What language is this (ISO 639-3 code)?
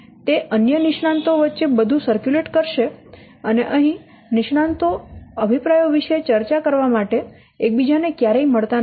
guj